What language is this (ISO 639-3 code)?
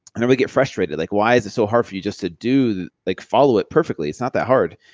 eng